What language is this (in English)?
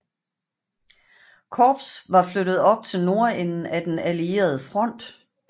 Danish